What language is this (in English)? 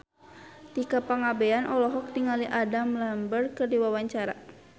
Sundanese